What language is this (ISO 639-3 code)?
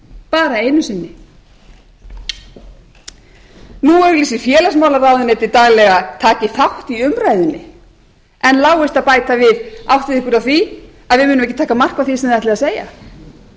isl